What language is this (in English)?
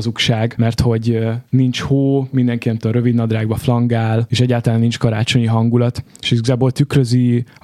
Hungarian